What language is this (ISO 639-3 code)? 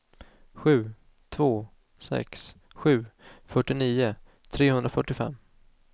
swe